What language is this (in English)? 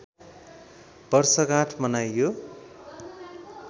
Nepali